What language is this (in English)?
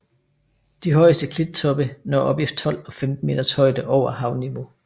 Danish